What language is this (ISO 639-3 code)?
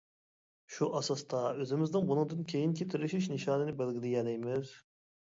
uig